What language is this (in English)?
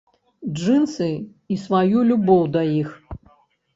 Belarusian